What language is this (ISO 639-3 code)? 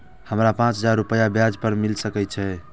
mai